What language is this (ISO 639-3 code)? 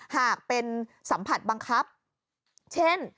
tha